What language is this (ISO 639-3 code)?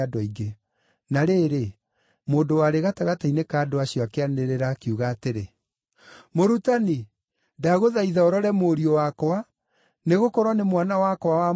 kik